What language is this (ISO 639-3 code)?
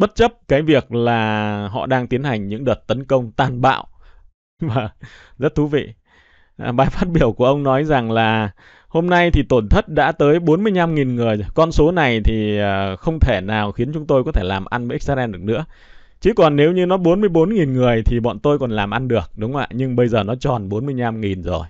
vie